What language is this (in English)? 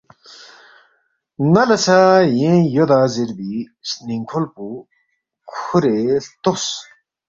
Balti